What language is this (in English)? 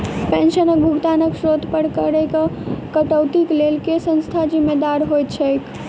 Maithili